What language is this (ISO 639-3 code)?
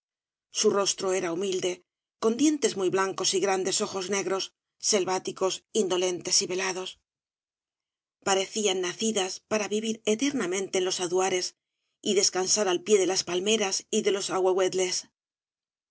spa